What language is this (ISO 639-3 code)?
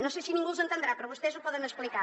cat